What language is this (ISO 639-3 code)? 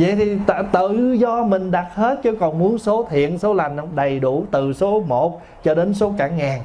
vie